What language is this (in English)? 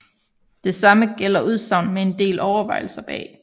Danish